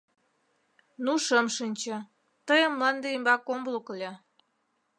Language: Mari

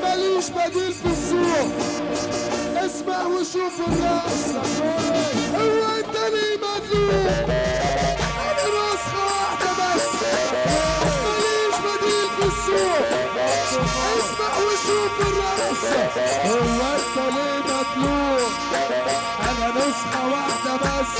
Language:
Arabic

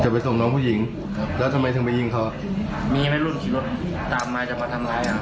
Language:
Thai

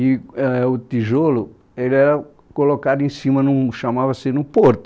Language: Portuguese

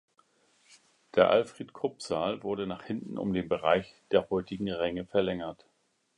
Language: German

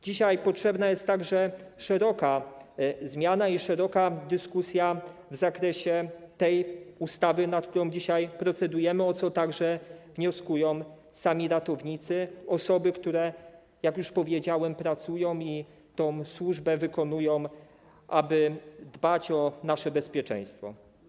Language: Polish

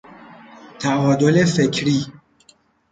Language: Persian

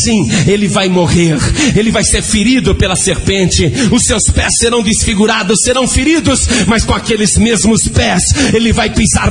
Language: Portuguese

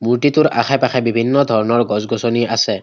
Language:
Assamese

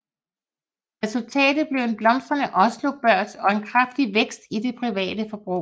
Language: Danish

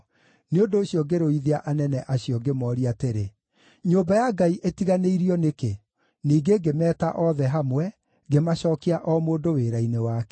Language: Kikuyu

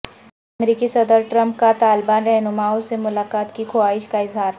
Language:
Urdu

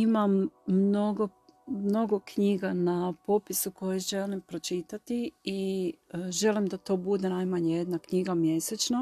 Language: Croatian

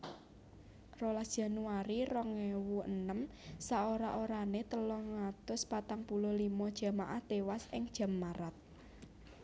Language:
Javanese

